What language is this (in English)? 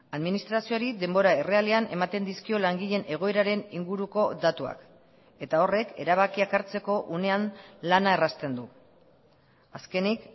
Basque